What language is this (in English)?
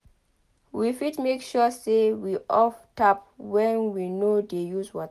Nigerian Pidgin